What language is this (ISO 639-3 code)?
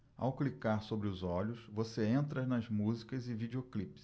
por